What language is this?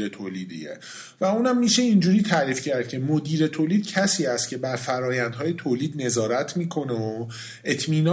Persian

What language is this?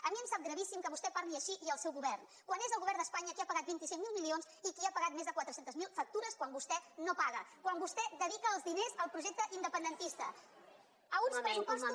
Catalan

